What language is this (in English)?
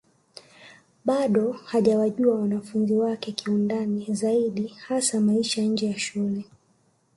Swahili